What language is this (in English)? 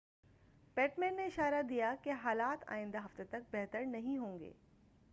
Urdu